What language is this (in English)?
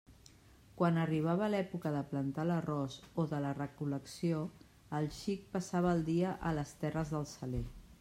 Catalan